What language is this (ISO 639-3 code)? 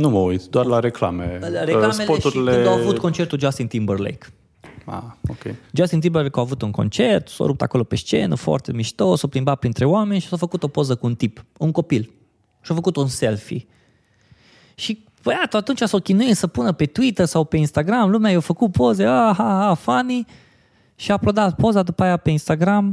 ron